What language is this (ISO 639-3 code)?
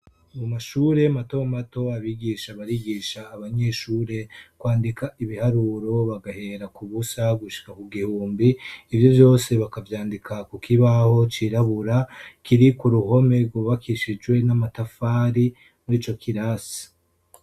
run